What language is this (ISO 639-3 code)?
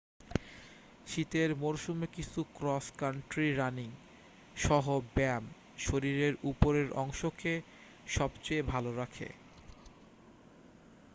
ben